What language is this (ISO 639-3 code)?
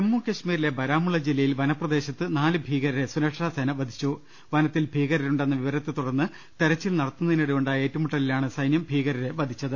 mal